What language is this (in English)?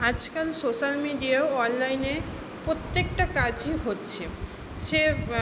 Bangla